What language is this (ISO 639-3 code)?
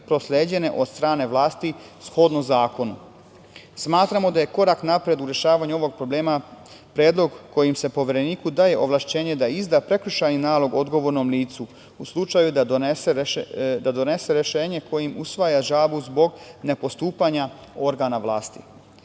srp